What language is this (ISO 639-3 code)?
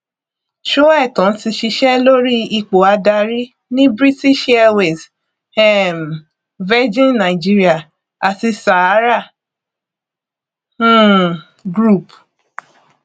yor